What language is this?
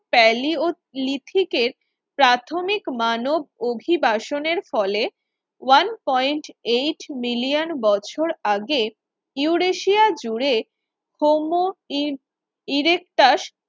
Bangla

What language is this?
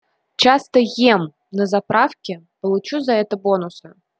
Russian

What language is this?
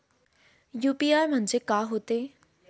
Marathi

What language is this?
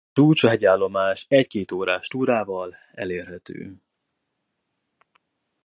Hungarian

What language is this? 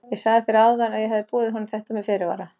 Icelandic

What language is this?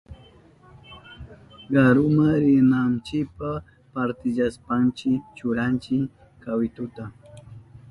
Southern Pastaza Quechua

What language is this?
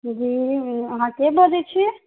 Maithili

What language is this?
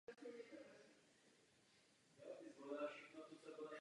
Czech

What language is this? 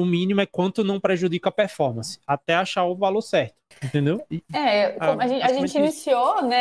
Portuguese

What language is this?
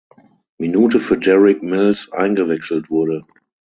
German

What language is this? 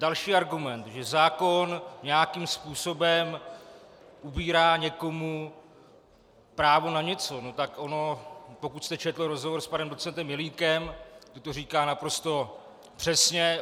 Czech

